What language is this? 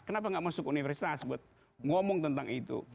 Indonesian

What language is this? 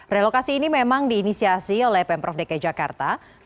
Indonesian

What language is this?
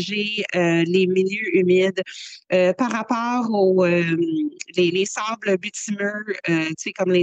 French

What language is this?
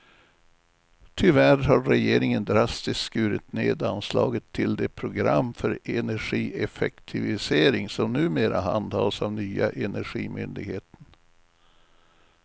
Swedish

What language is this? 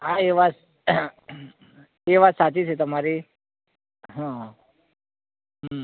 Gujarati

